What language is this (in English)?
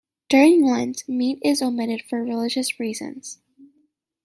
English